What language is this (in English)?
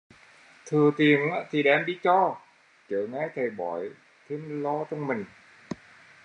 Vietnamese